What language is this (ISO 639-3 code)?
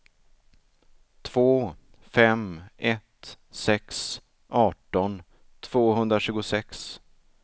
swe